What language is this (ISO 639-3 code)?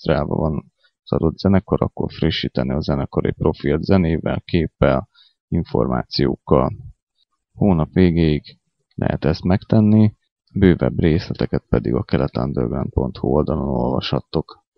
hun